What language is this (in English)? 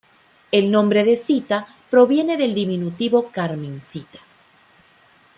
Spanish